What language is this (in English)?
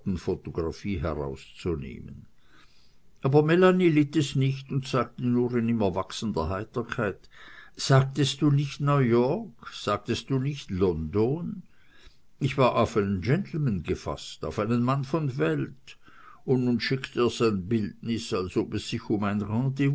German